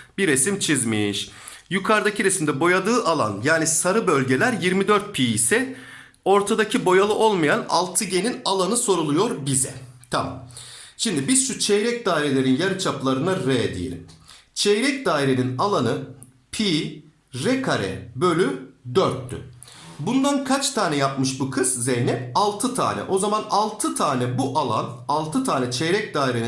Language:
Turkish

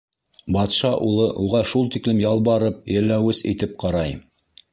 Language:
Bashkir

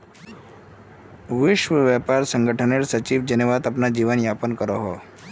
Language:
Magahi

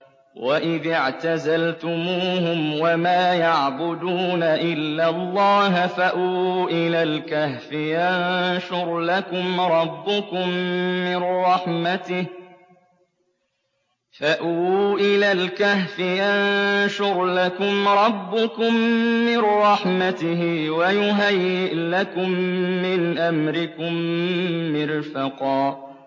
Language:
Arabic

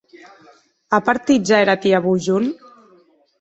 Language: Occitan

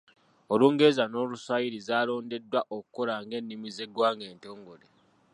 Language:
Ganda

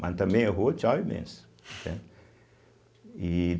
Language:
Portuguese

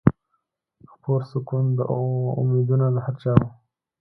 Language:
Pashto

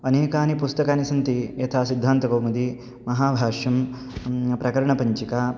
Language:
Sanskrit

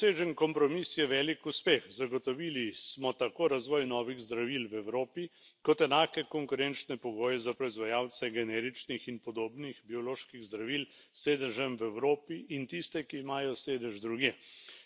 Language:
Slovenian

